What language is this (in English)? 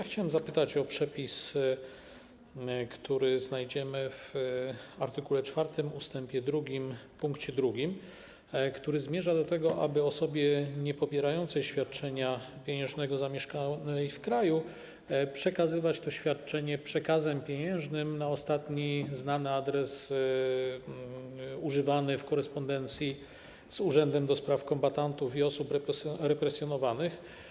Polish